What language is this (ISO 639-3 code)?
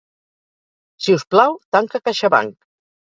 cat